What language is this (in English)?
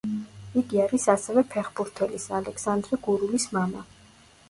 Georgian